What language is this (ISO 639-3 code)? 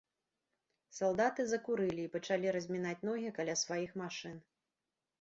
bel